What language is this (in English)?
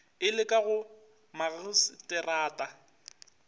Northern Sotho